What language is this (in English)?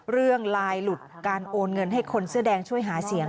Thai